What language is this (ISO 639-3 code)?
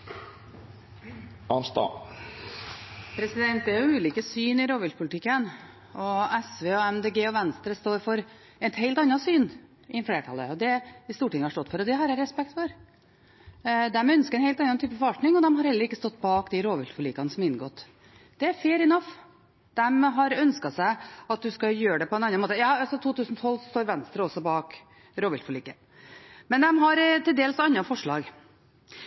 nob